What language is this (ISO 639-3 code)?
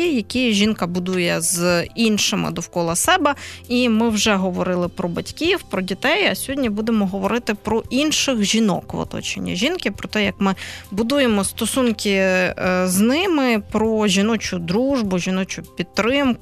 ukr